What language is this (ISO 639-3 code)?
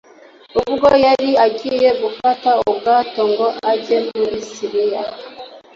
kin